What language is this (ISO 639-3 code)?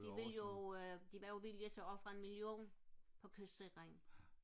dan